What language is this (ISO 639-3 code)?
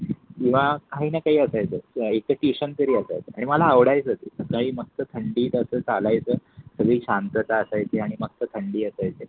mar